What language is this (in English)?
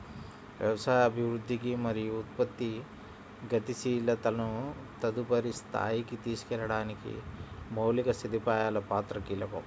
Telugu